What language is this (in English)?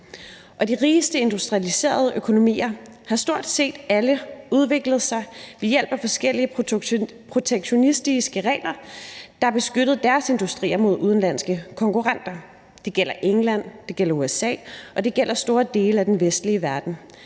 Danish